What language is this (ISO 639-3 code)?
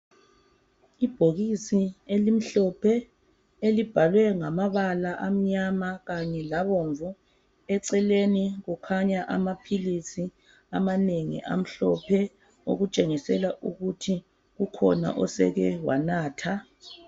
nde